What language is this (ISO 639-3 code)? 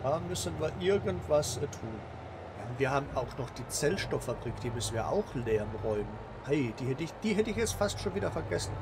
deu